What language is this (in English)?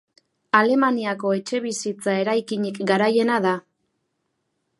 Basque